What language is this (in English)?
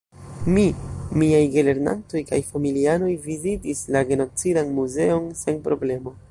Esperanto